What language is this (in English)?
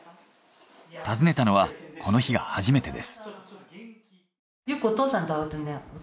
Japanese